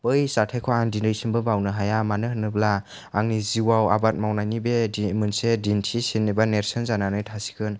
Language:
Bodo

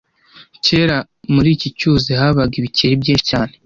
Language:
Kinyarwanda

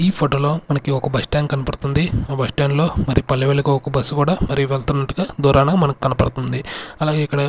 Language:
Telugu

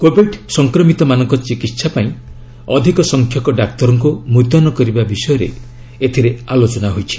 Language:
Odia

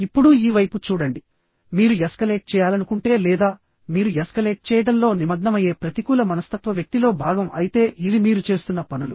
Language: Telugu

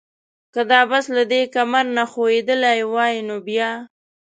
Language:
Pashto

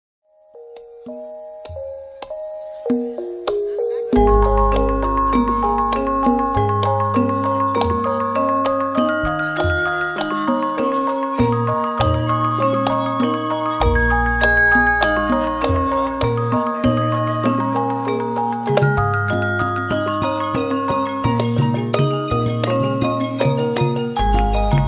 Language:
Indonesian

